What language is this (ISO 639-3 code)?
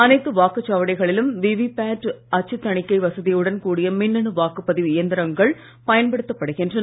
tam